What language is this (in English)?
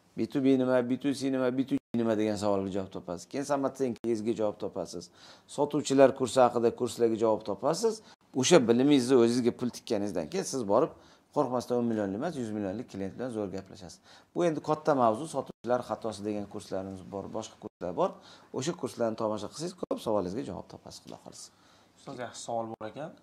Turkish